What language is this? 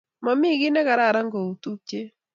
Kalenjin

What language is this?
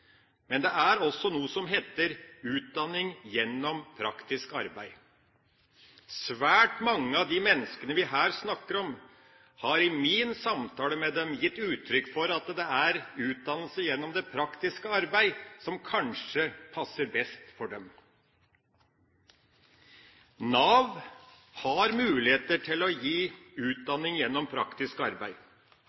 Norwegian Bokmål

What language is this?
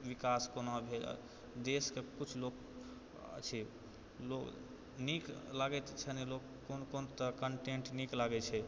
Maithili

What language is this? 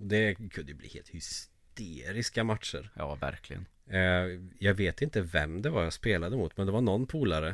Swedish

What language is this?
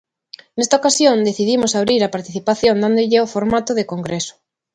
Galician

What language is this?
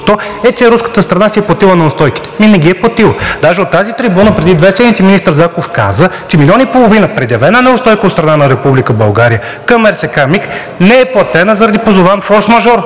Bulgarian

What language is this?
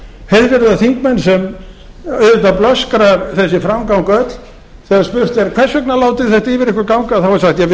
Icelandic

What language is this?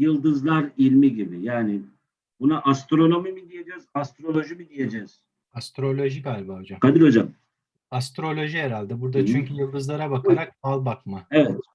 Turkish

